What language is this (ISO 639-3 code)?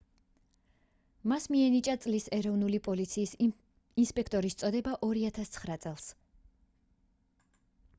kat